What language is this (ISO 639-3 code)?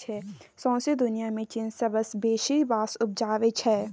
mai